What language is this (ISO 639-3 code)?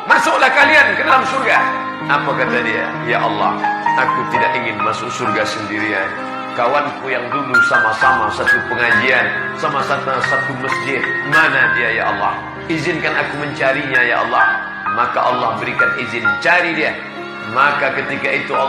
ind